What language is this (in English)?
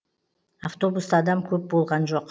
Kazakh